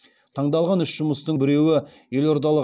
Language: Kazakh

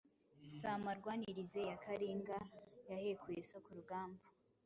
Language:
Kinyarwanda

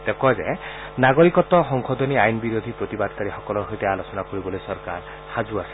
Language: Assamese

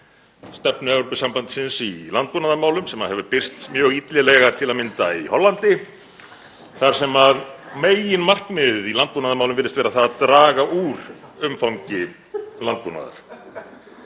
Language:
Icelandic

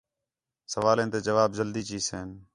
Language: Khetrani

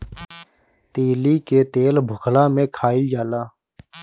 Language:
Bhojpuri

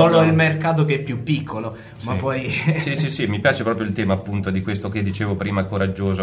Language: Italian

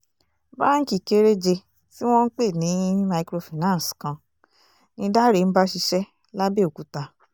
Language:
Yoruba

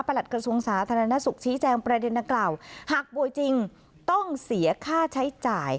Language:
Thai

